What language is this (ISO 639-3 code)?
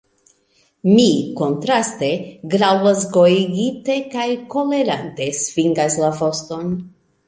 epo